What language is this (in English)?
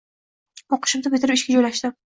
Uzbek